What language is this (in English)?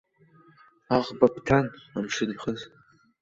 Abkhazian